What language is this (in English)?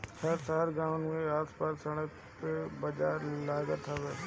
Bhojpuri